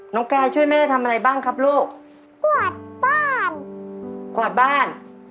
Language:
Thai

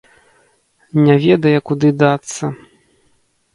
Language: Belarusian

